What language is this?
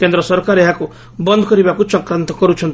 Odia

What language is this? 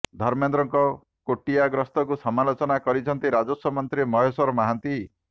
Odia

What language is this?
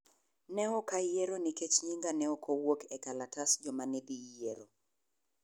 Luo (Kenya and Tanzania)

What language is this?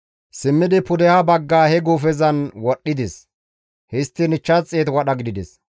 Gamo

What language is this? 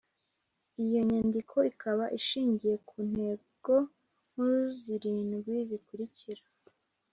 Kinyarwanda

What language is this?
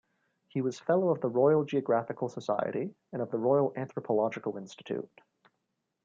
English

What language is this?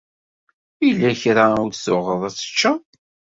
Kabyle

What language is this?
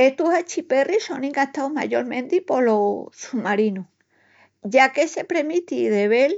Extremaduran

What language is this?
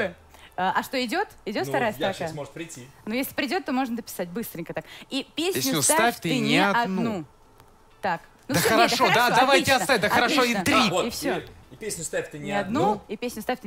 Russian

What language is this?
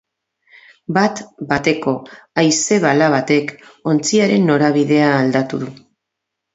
Basque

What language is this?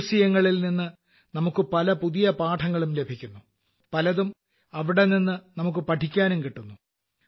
Malayalam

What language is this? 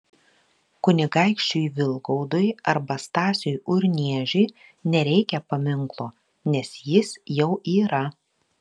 Lithuanian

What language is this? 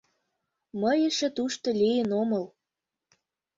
Mari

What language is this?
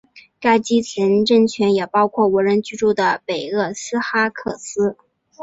Chinese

